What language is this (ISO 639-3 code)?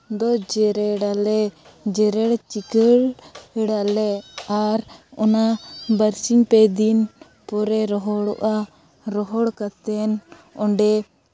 sat